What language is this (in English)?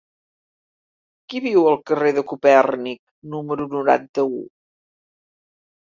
Catalan